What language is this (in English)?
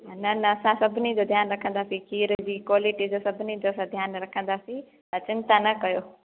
Sindhi